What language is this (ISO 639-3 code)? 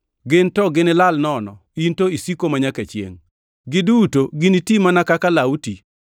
luo